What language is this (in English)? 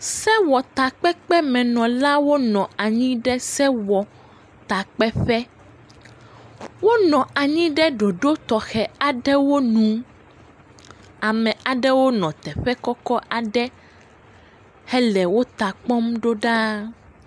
Ewe